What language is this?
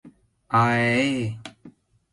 Mari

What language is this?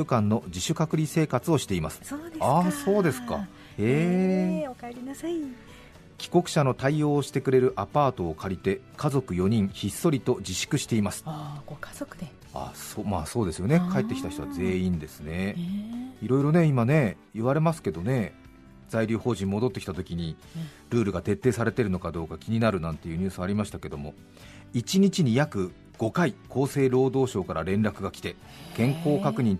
Japanese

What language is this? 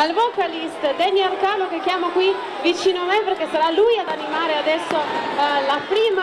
Italian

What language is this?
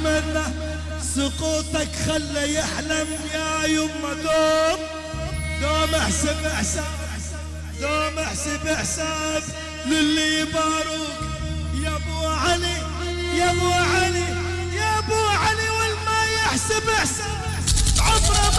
Arabic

